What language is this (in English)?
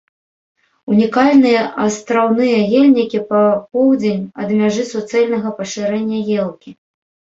Belarusian